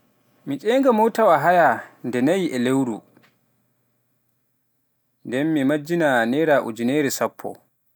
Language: Pular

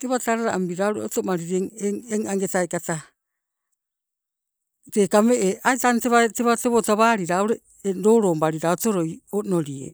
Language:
Sibe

